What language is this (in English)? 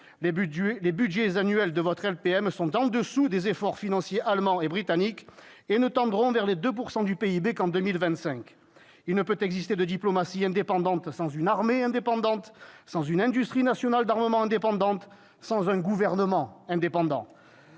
French